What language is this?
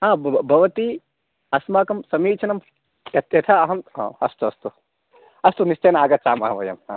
Sanskrit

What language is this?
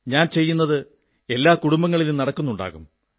Malayalam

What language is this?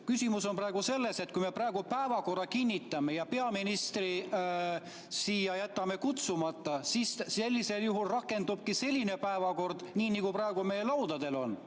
Estonian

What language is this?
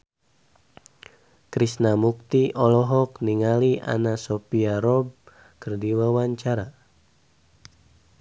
Sundanese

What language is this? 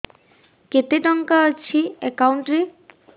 Odia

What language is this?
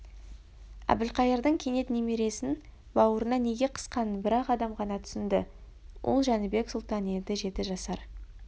Kazakh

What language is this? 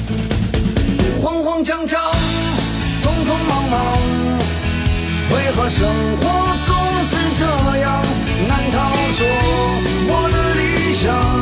Chinese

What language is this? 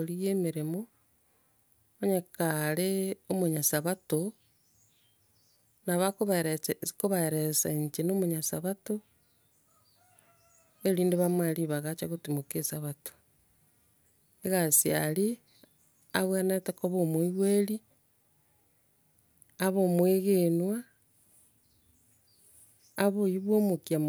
Gusii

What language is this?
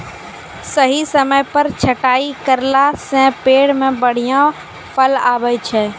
Maithili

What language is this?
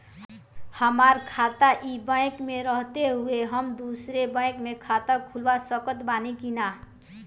Bhojpuri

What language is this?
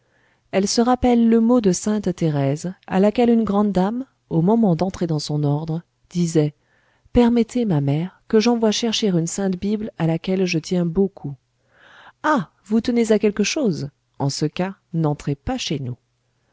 French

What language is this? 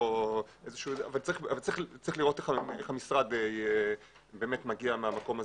Hebrew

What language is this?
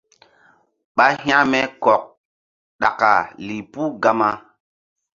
Mbum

